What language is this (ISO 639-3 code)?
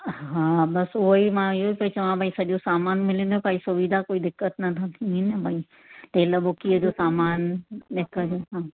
snd